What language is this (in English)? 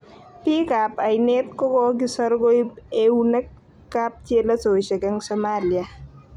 Kalenjin